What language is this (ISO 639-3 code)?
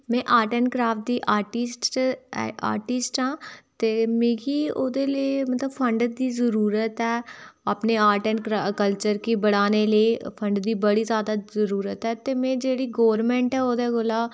doi